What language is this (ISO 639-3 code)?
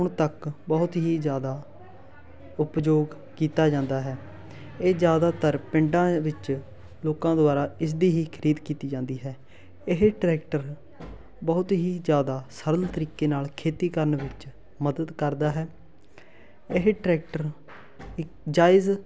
pan